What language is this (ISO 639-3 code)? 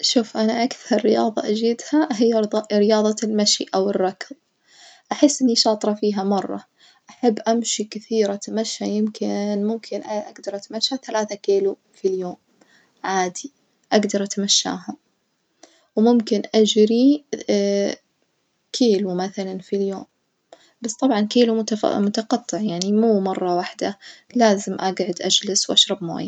ars